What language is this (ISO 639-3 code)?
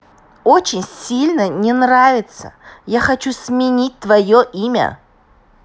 rus